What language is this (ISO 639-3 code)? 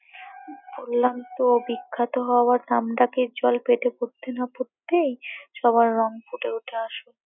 ben